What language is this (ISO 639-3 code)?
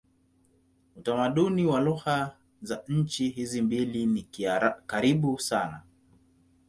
swa